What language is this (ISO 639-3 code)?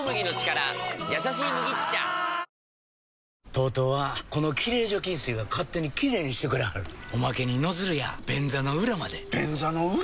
jpn